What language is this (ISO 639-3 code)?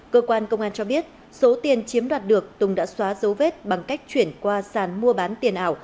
vie